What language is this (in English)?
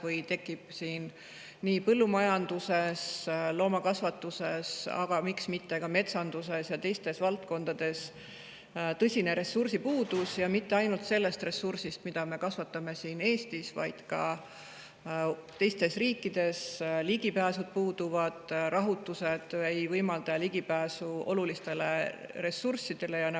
Estonian